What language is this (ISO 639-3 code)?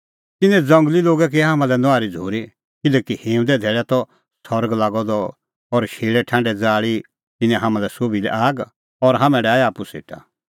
kfx